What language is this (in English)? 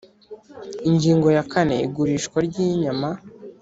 Kinyarwanda